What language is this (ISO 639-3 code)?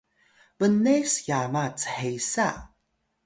tay